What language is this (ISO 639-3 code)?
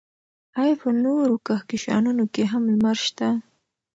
pus